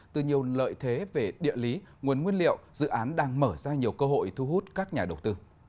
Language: Vietnamese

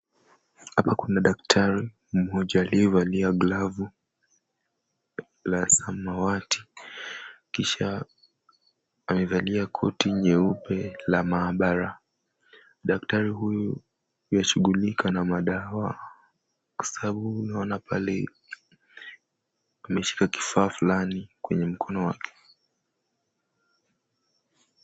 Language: Swahili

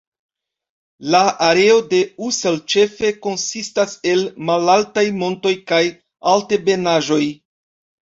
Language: Esperanto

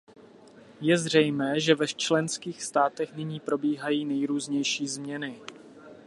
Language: Czech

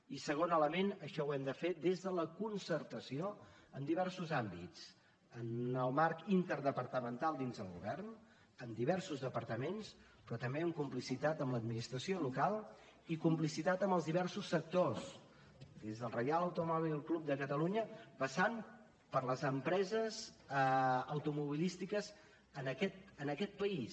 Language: Catalan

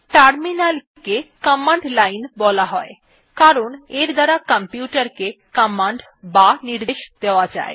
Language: Bangla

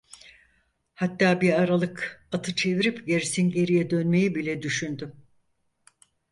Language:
Turkish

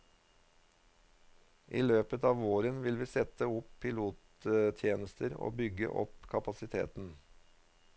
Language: Norwegian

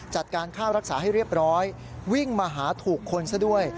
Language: Thai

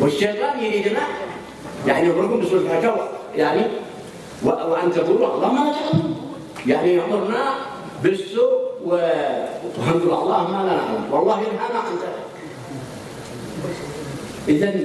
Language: Arabic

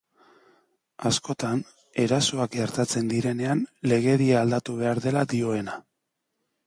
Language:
Basque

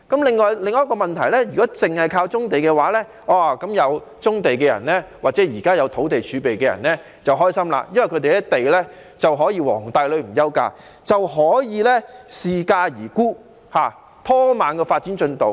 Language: Cantonese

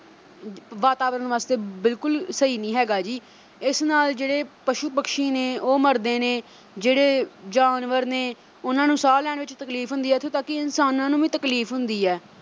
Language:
Punjabi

